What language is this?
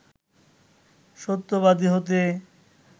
Bangla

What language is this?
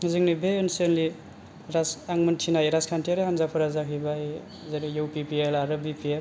Bodo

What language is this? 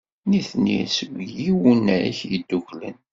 Kabyle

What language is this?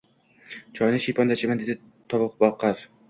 Uzbek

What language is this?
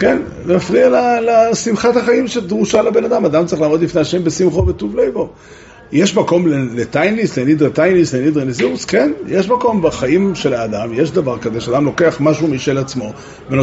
Hebrew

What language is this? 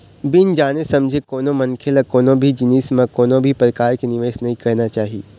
Chhattisgarhi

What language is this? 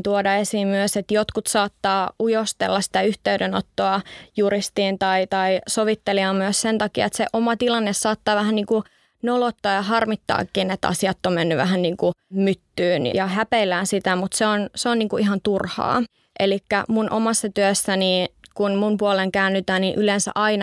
Finnish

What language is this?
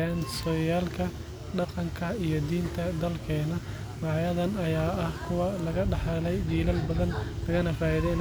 Somali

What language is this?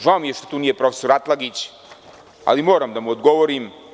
Serbian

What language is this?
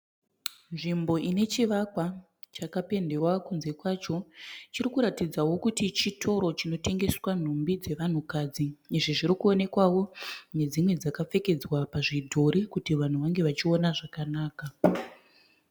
Shona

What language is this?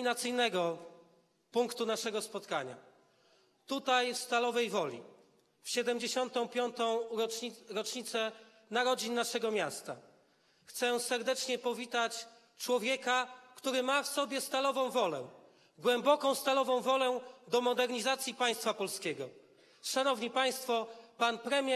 Polish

